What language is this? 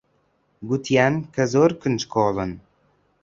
Central Kurdish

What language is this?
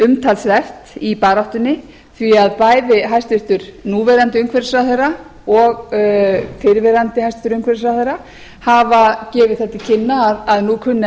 Icelandic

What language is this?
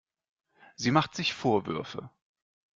German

